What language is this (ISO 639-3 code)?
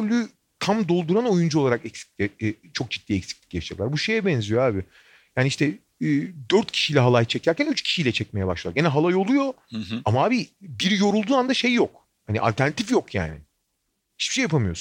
tur